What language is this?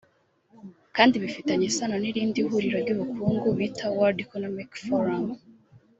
Kinyarwanda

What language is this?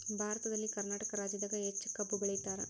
Kannada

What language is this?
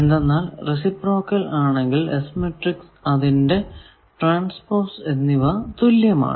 Malayalam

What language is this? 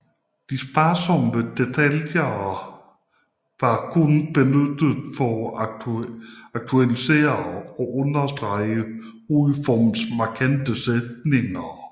Danish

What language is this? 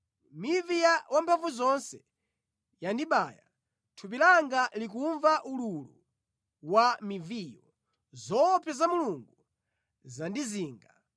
Nyanja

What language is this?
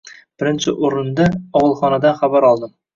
Uzbek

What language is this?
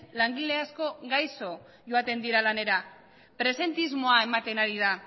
Basque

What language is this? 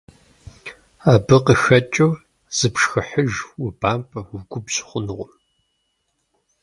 Kabardian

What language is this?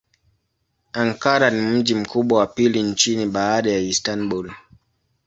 Swahili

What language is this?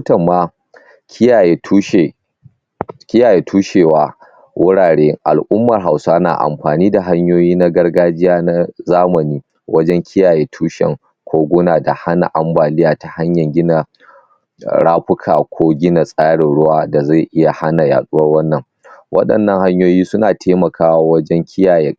Hausa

